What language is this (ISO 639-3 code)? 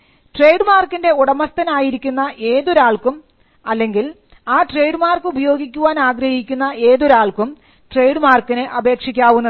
mal